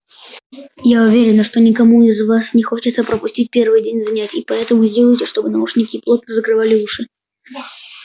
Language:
Russian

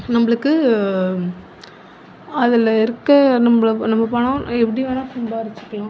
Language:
Tamil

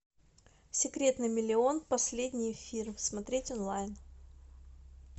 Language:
Russian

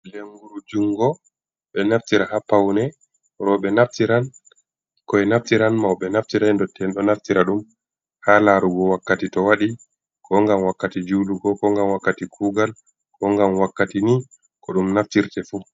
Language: Fula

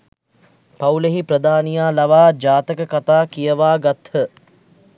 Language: Sinhala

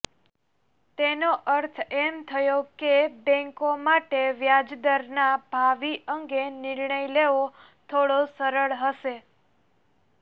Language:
Gujarati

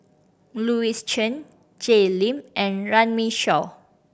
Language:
English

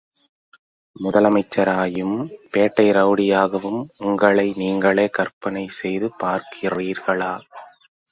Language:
Tamil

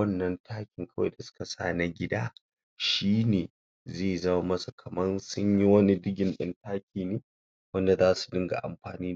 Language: Hausa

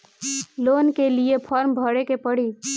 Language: Bhojpuri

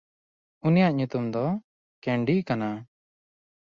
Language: Santali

